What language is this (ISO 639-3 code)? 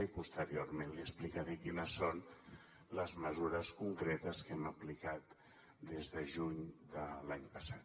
cat